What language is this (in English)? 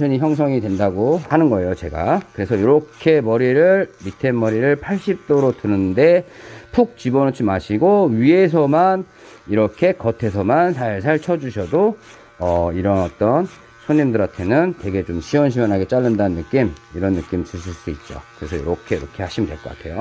Korean